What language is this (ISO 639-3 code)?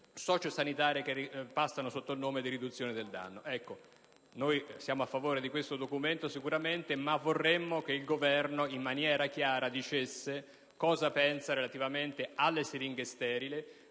ita